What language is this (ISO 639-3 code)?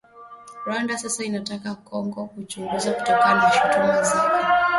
swa